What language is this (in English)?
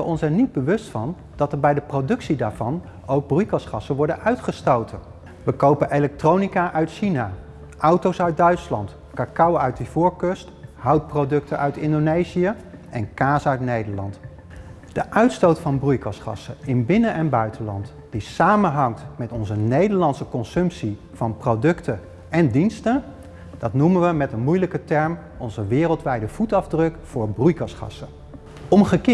Dutch